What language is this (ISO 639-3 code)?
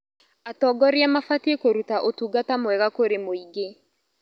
kik